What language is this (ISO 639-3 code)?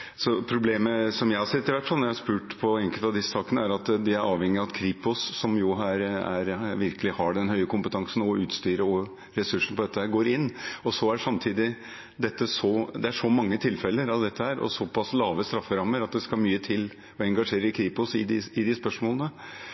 nob